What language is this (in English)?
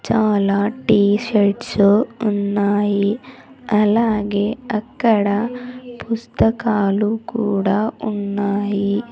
Telugu